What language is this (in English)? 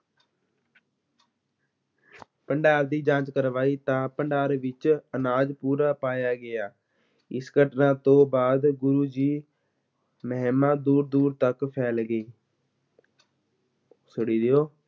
Punjabi